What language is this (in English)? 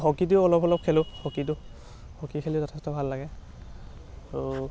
Assamese